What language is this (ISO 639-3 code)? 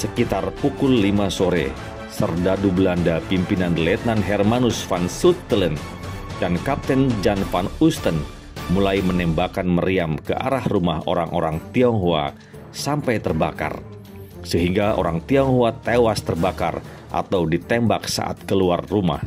ind